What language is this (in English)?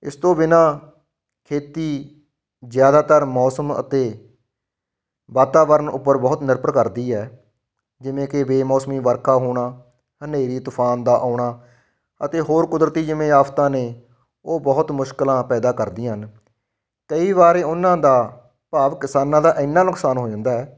Punjabi